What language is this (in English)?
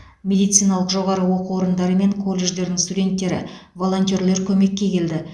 Kazakh